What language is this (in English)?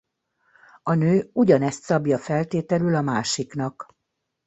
Hungarian